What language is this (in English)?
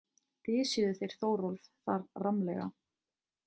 Icelandic